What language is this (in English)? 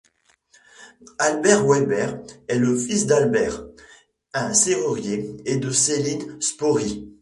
French